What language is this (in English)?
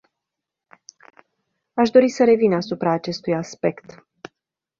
Romanian